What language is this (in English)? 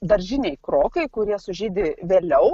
Lithuanian